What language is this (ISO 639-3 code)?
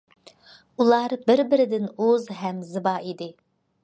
uig